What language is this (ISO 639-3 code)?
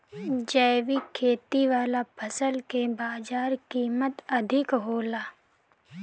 bho